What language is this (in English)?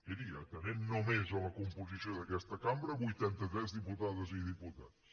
Catalan